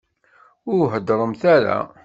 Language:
Kabyle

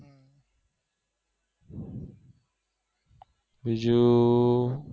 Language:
Gujarati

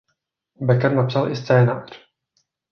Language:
Czech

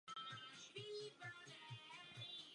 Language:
Czech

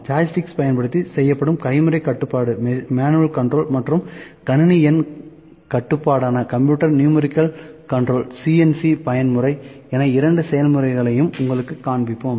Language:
Tamil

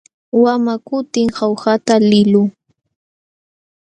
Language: Jauja Wanca Quechua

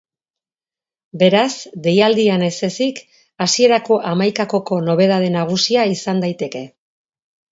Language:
Basque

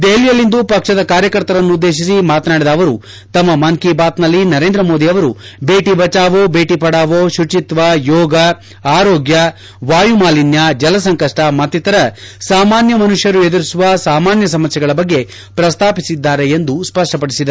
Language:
Kannada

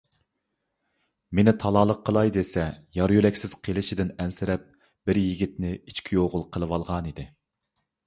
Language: Uyghur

